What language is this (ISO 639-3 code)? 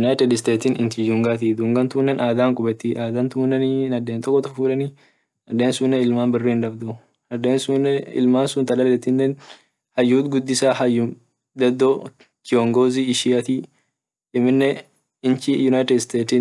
orc